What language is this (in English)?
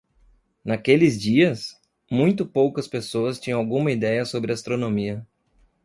Portuguese